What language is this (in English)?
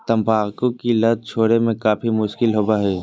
Magahi